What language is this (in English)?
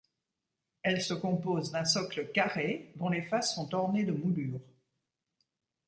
French